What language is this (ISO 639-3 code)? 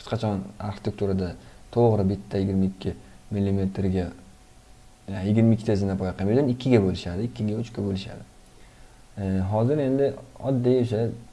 tur